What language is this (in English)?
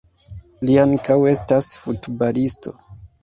Esperanto